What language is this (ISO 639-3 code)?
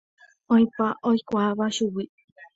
grn